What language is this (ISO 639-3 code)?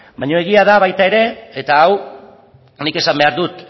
eus